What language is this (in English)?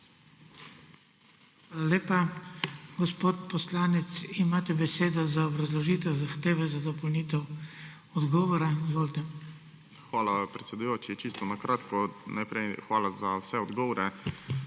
Slovenian